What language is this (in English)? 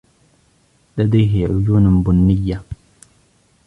Arabic